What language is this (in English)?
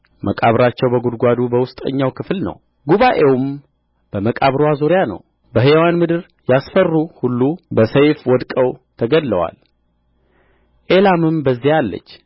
Amharic